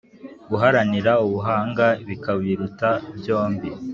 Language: Kinyarwanda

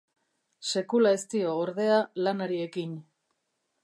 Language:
Basque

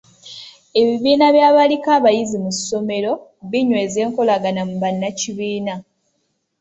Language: Ganda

